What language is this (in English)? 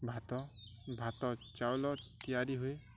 Odia